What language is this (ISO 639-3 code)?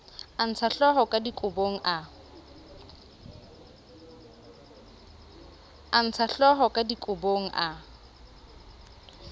sot